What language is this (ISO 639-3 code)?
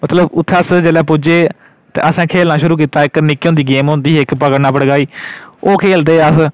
doi